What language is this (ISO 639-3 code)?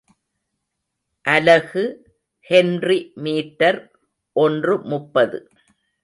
tam